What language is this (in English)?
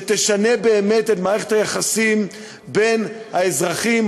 Hebrew